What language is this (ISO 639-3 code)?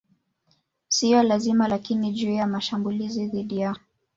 swa